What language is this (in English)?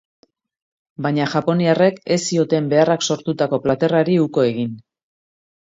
Basque